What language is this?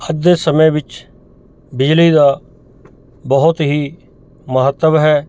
Punjabi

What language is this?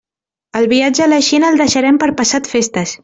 Catalan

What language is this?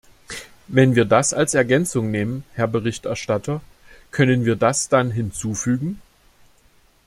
German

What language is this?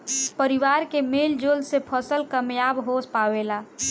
Bhojpuri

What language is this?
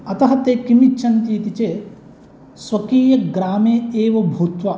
Sanskrit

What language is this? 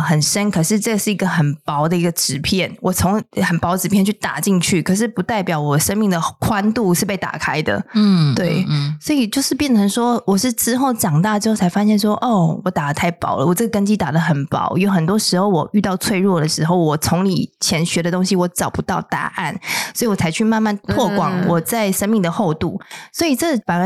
Chinese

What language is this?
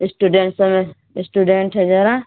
Urdu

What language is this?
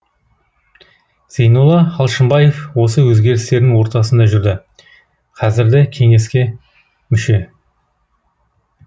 Kazakh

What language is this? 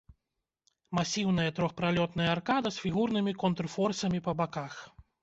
Belarusian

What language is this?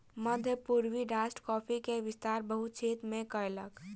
Maithili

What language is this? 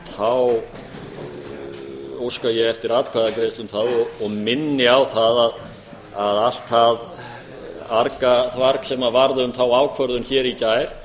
Icelandic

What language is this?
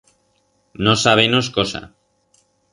Aragonese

